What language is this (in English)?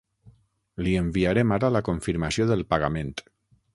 Catalan